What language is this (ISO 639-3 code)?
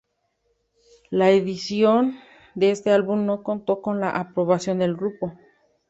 spa